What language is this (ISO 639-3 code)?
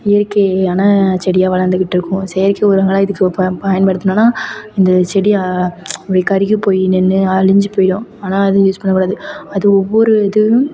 tam